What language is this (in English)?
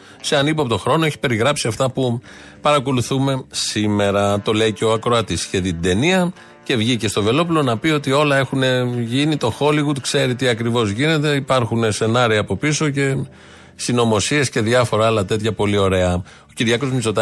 Greek